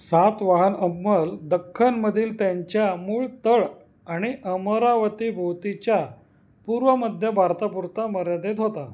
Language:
Marathi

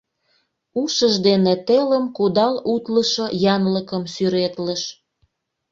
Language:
Mari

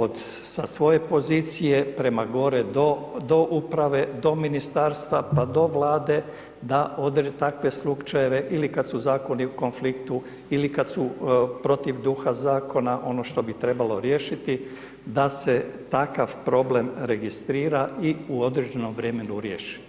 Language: Croatian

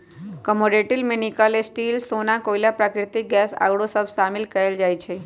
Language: Magahi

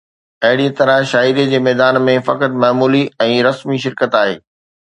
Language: Sindhi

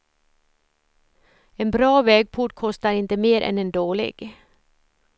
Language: Swedish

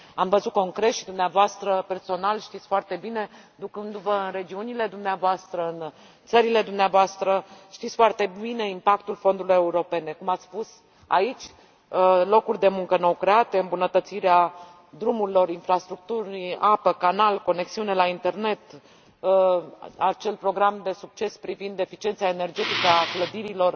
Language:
Romanian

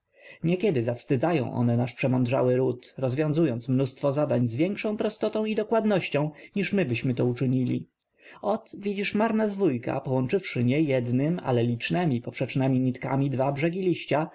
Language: Polish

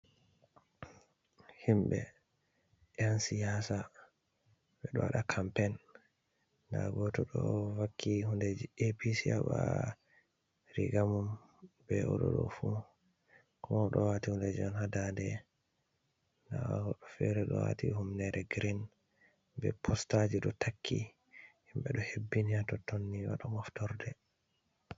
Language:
Fula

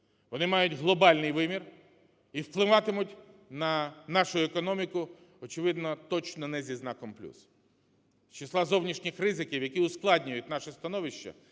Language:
Ukrainian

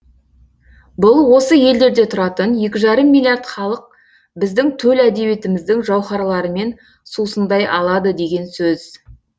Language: Kazakh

